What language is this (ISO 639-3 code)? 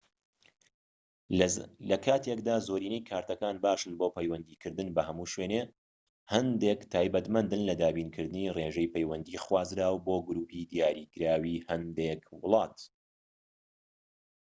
ckb